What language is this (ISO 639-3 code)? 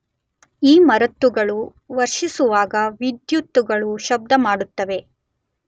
kan